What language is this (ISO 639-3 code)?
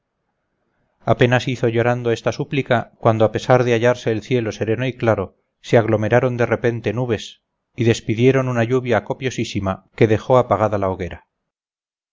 spa